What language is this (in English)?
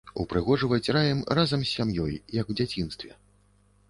Belarusian